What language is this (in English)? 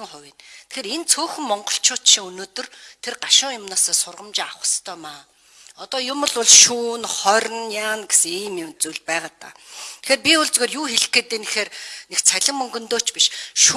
Turkish